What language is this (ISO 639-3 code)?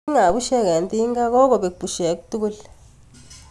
kln